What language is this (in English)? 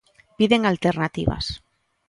Galician